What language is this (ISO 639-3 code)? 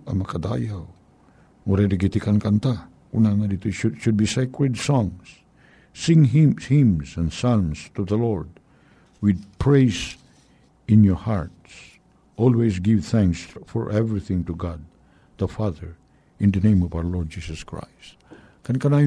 fil